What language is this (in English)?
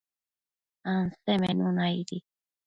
Matsés